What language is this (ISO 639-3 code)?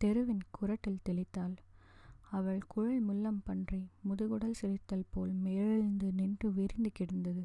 tam